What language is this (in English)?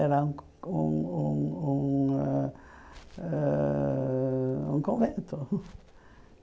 Portuguese